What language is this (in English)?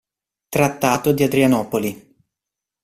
Italian